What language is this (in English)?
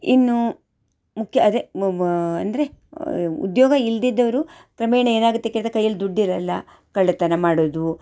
Kannada